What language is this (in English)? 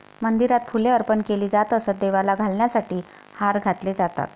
Marathi